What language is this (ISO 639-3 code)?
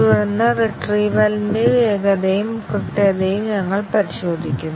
mal